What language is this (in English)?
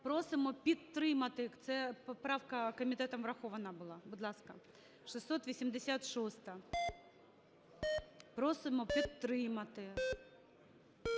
Ukrainian